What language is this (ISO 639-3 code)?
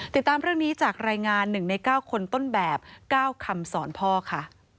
tha